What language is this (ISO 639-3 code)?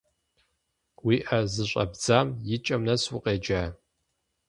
kbd